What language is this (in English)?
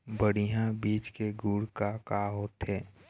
Chhattisgarhi